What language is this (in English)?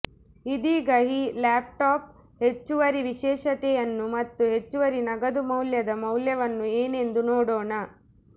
Kannada